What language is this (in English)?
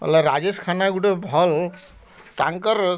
Odia